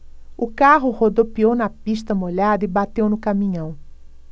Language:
Portuguese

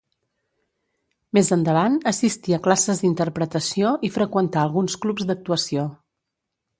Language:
Catalan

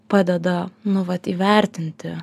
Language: Lithuanian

